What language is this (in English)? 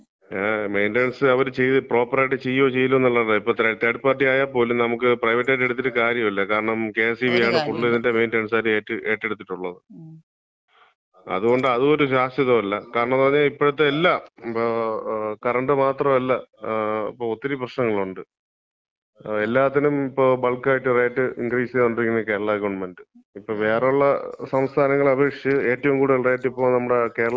Malayalam